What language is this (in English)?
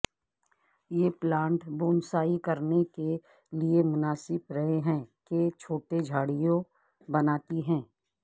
Urdu